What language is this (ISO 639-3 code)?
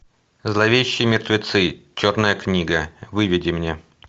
rus